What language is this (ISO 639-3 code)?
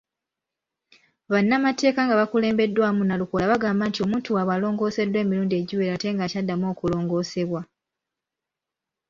lug